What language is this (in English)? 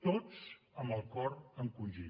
Catalan